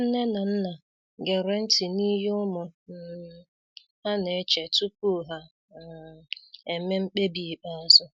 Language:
Igbo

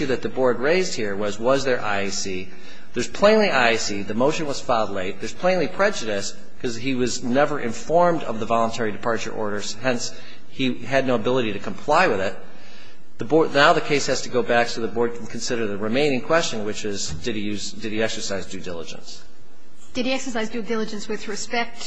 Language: English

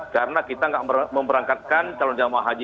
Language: Indonesian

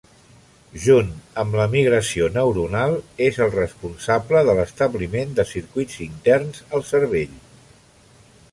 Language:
Catalan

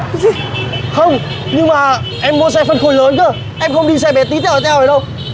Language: Vietnamese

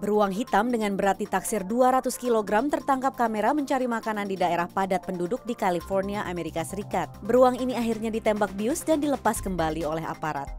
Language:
Indonesian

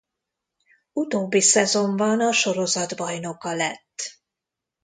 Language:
Hungarian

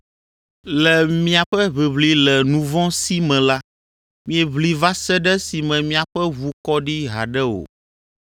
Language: Ewe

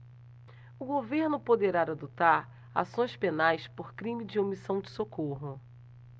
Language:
Portuguese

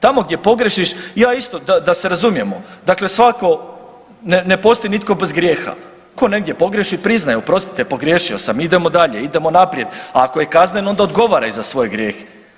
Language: Croatian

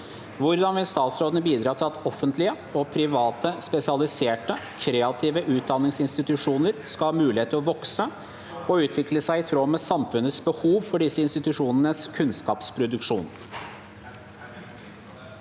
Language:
Norwegian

